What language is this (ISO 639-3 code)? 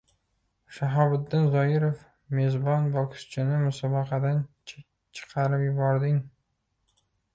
uzb